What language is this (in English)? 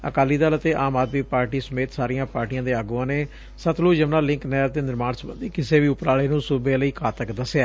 Punjabi